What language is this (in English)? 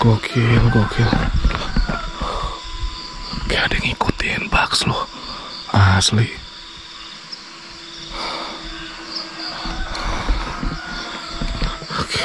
Indonesian